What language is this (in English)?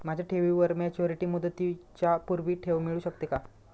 Marathi